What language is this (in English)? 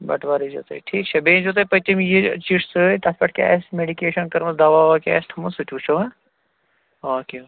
Kashmiri